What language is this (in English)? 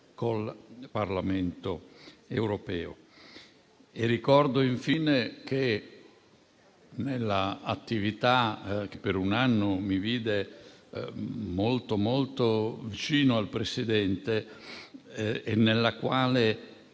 Italian